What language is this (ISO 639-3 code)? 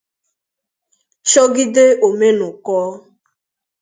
ibo